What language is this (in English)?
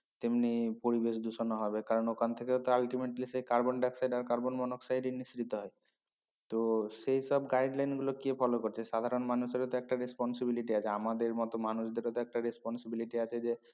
Bangla